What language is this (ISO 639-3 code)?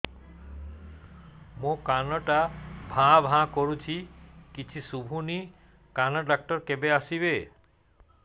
ori